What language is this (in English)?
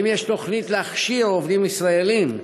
Hebrew